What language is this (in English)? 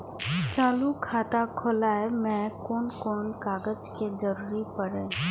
Maithili